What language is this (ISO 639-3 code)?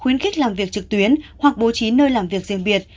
vie